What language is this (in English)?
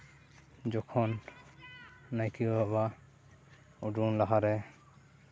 Santali